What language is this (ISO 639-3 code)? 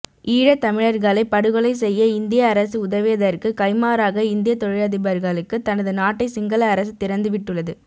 tam